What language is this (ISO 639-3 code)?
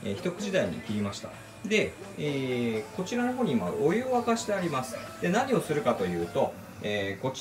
jpn